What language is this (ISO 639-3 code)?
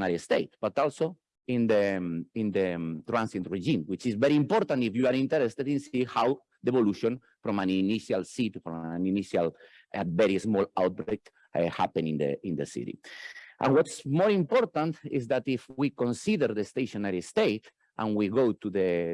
eng